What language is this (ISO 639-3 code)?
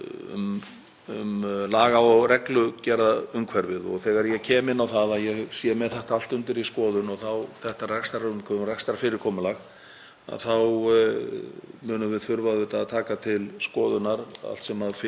isl